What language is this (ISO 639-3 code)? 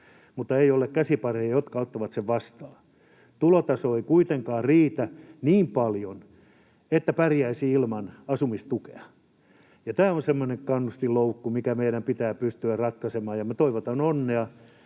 fin